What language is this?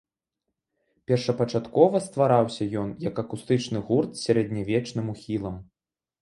Belarusian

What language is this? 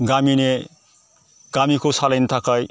Bodo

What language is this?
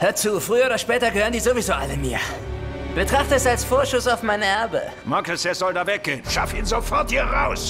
German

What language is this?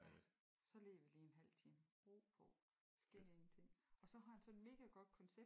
Danish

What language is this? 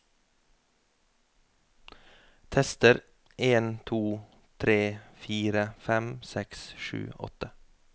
Norwegian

